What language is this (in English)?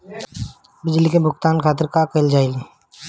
Bhojpuri